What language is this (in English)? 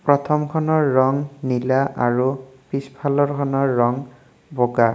Assamese